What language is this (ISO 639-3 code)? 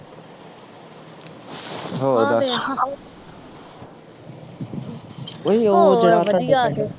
pan